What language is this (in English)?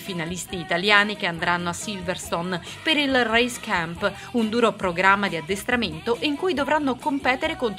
Italian